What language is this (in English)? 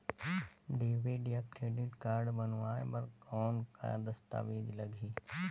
Chhattisgarhi